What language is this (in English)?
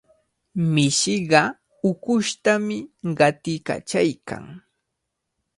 Cajatambo North Lima Quechua